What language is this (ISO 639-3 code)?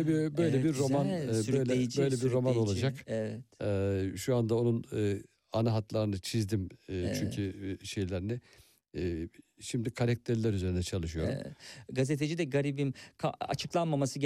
tur